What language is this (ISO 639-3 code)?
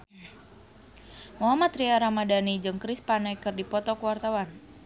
sun